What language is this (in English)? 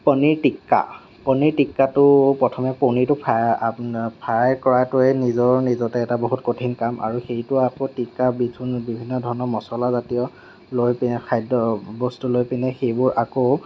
Assamese